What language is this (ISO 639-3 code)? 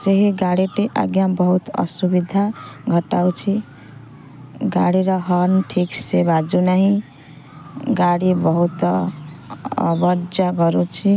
ori